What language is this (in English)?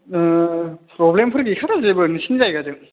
Bodo